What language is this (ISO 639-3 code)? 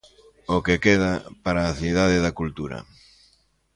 glg